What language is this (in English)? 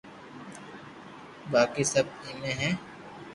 Loarki